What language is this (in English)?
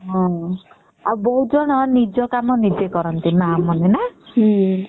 Odia